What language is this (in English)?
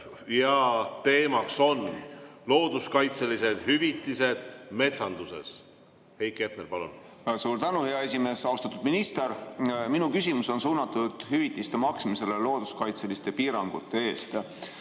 Estonian